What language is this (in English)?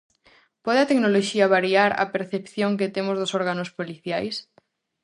Galician